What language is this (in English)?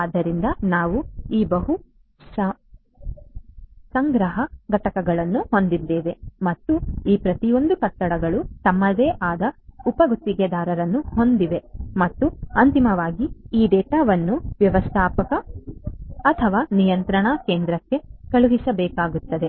Kannada